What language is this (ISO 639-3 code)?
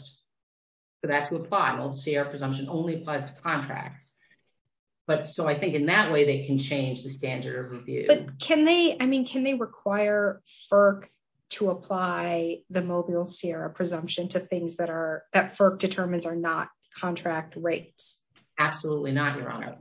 eng